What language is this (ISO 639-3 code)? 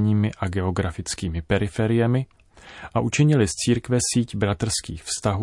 ces